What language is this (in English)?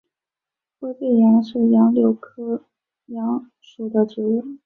Chinese